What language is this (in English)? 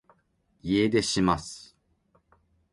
Japanese